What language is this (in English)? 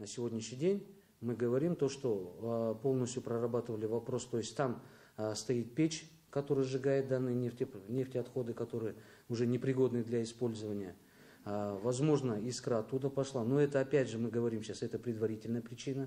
Russian